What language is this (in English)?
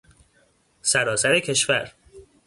Persian